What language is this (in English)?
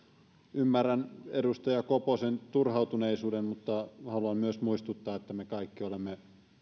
Finnish